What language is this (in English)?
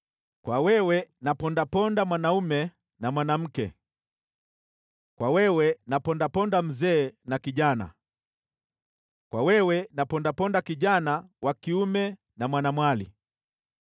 Swahili